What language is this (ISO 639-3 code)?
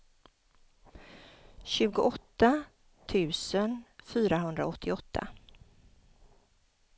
swe